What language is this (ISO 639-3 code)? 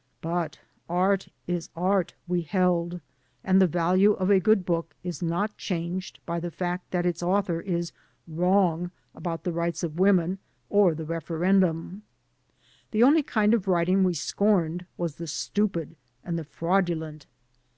eng